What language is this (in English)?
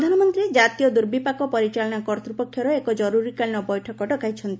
Odia